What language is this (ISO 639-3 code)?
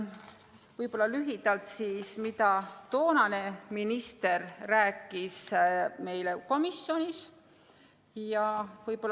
est